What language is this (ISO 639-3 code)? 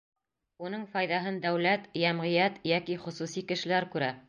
bak